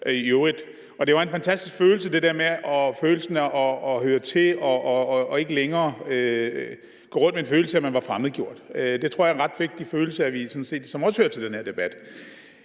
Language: Danish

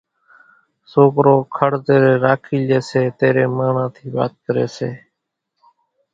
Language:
Kachi Koli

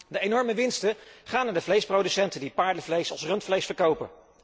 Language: Dutch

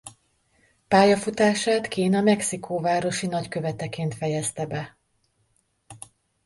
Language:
Hungarian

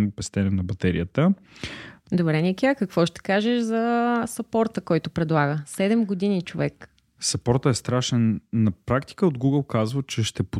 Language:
Bulgarian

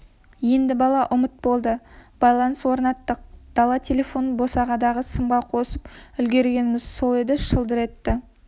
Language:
Kazakh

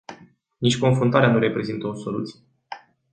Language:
Romanian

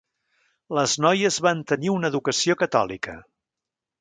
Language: Catalan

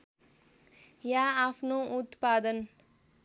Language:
Nepali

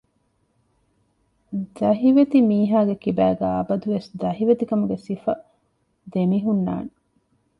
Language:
Divehi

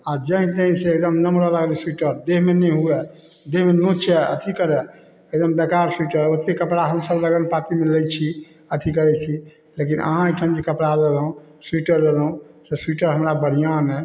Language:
Maithili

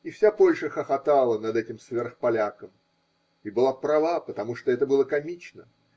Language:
Russian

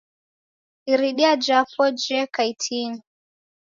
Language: Taita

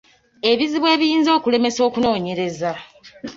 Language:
Ganda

